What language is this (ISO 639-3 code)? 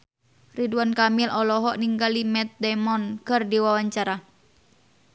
sun